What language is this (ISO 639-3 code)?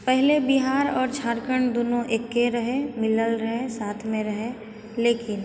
mai